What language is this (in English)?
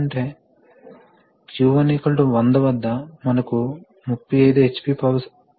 Telugu